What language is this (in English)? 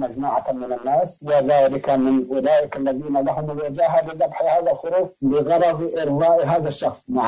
Arabic